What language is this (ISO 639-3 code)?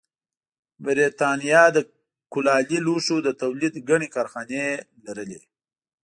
pus